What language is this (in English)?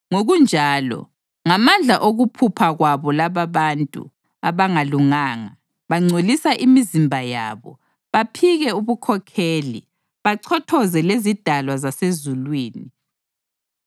North Ndebele